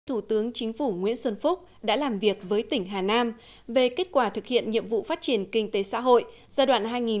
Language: Vietnamese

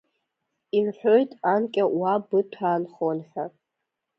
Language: Abkhazian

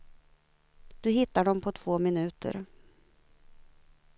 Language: Swedish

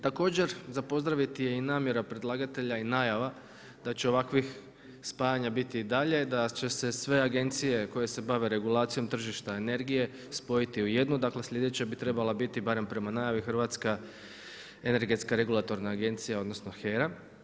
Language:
Croatian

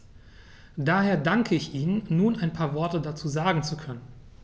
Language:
German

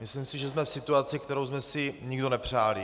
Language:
Czech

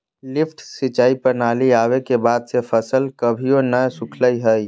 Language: Magahi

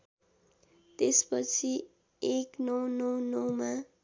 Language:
Nepali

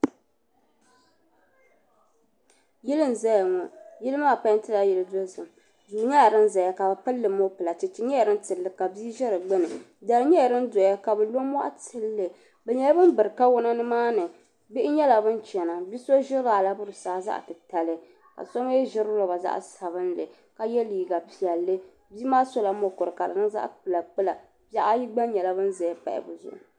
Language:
Dagbani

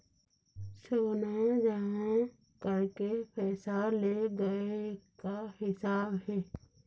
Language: Chhattisgarhi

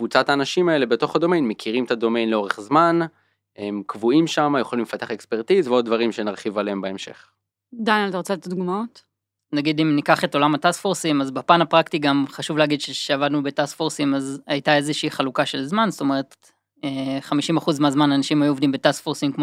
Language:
Hebrew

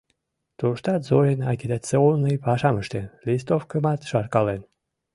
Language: Mari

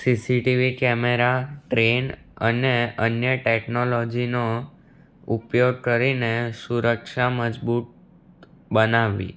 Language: Gujarati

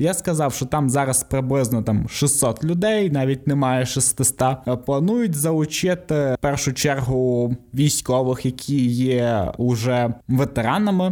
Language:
Ukrainian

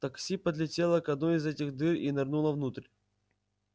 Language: Russian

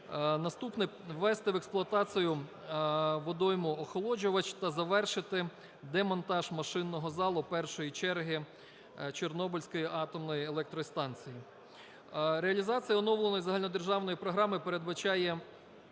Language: Ukrainian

